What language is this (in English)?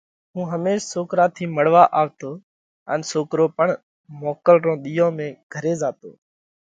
Parkari Koli